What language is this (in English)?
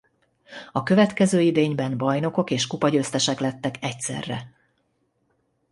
Hungarian